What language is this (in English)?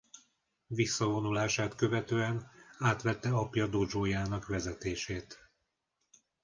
Hungarian